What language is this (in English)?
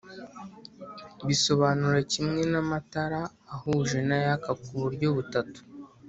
Kinyarwanda